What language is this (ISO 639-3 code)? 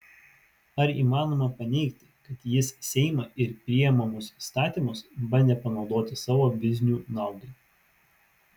lit